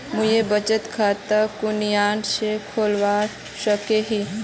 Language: Magahi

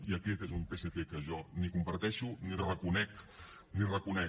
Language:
Catalan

